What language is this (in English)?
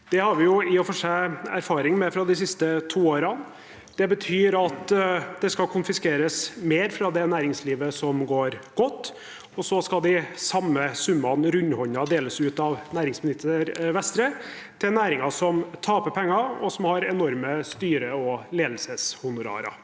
Norwegian